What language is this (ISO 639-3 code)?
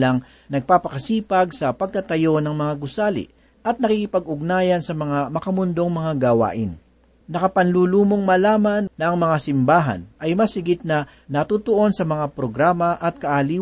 fil